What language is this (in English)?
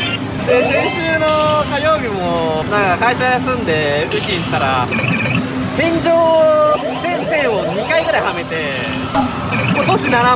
Japanese